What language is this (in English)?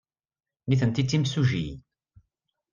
Kabyle